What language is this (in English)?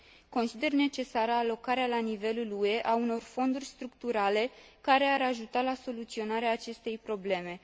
Romanian